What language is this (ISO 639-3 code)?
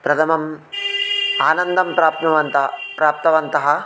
san